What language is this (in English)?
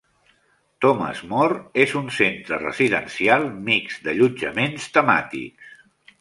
Catalan